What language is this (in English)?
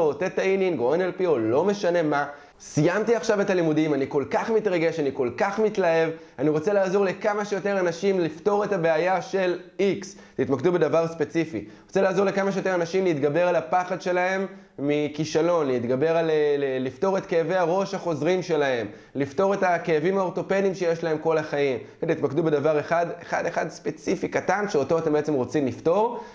Hebrew